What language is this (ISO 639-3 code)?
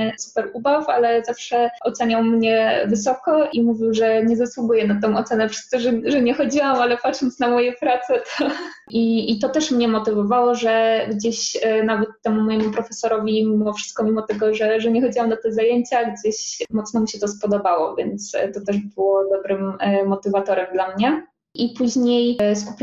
pol